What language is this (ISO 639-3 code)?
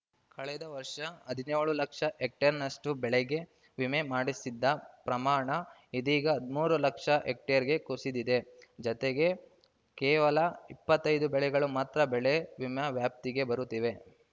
kan